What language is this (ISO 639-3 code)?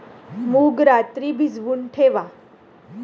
mar